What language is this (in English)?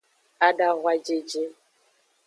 Aja (Benin)